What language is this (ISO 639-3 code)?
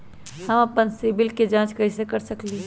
mag